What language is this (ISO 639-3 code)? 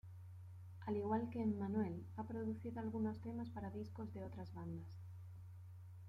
spa